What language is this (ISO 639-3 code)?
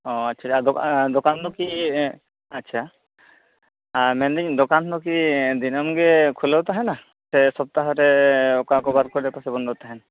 sat